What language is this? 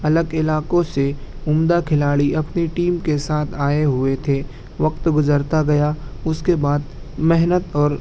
Urdu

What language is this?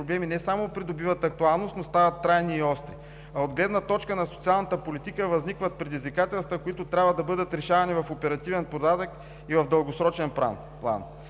Bulgarian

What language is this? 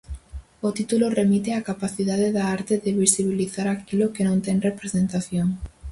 Galician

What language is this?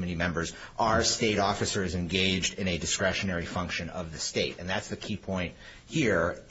English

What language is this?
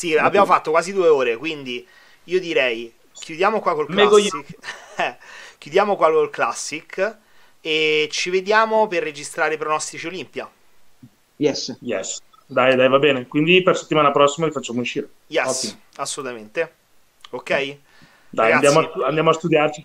Italian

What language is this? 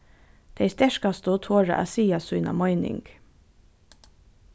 Faroese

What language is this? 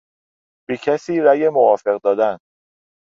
Persian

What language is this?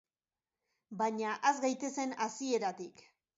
Basque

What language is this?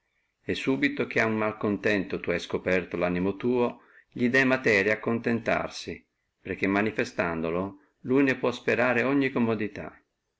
Italian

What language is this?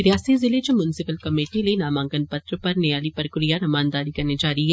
Dogri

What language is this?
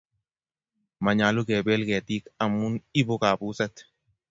Kalenjin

